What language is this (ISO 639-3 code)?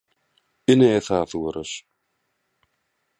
tuk